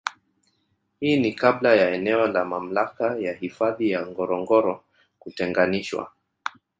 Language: Swahili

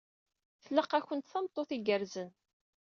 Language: Kabyle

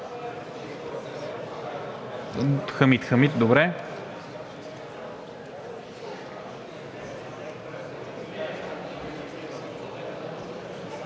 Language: Bulgarian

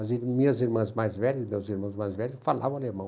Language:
Portuguese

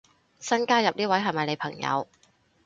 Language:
Cantonese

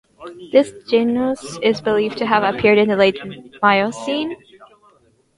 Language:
English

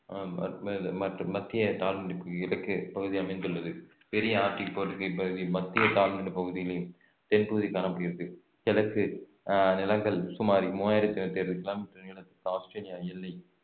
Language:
Tamil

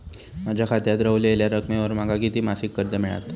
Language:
Marathi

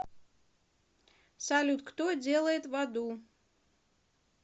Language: Russian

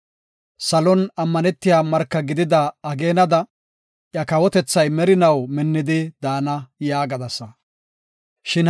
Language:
Gofa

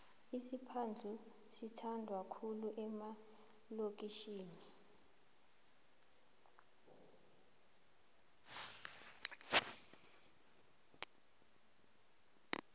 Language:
South Ndebele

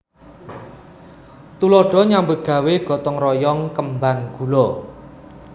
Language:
Javanese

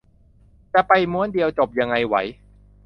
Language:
Thai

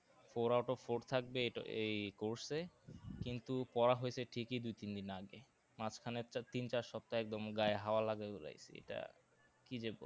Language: Bangla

